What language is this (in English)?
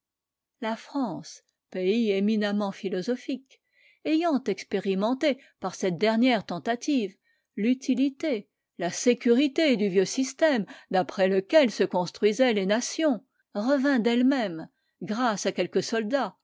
French